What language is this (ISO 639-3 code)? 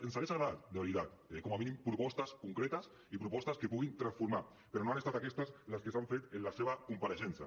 cat